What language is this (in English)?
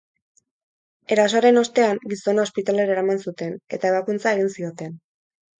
Basque